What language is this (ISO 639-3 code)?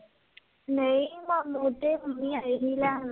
pan